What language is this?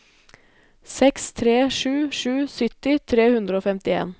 Norwegian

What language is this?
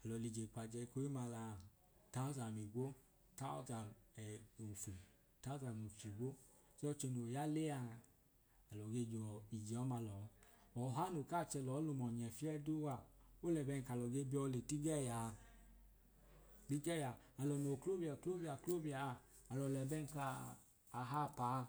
Idoma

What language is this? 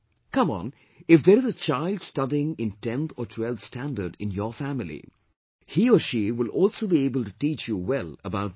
English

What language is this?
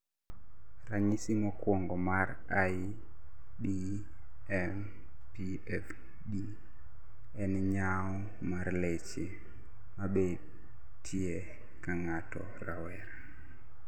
Luo (Kenya and Tanzania)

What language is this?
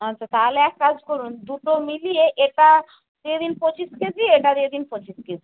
Bangla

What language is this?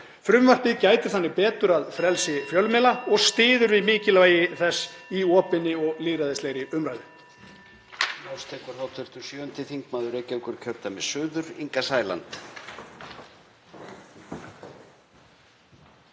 Icelandic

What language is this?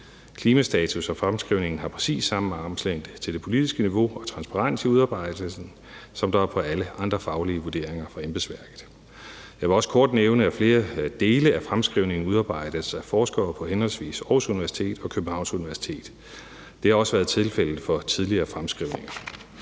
Danish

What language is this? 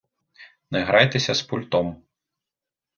Ukrainian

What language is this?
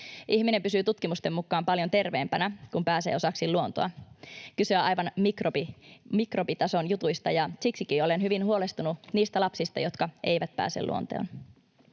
Finnish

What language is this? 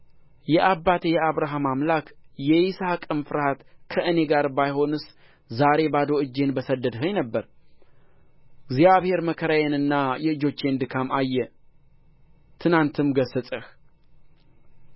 Amharic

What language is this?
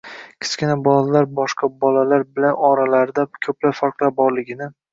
Uzbek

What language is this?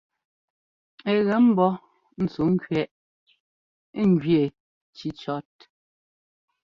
Ngomba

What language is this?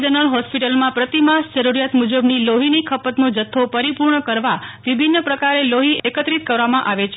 Gujarati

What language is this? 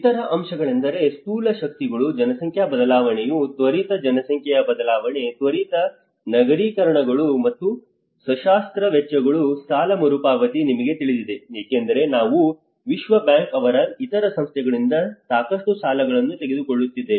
Kannada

